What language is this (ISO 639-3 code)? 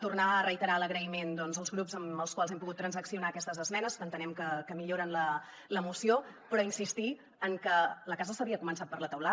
cat